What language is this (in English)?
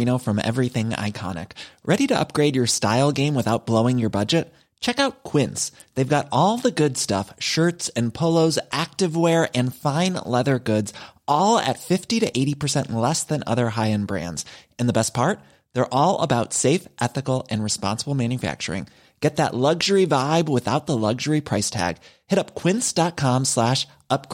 English